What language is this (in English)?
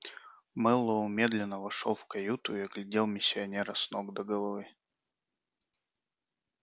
Russian